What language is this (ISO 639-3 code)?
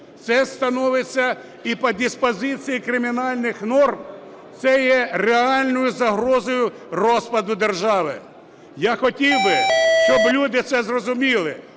ukr